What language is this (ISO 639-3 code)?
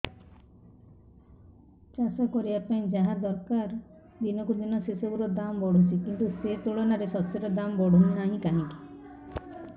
ori